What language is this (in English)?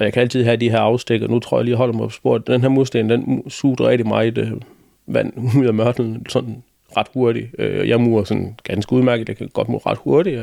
Danish